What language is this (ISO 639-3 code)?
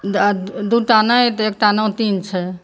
mai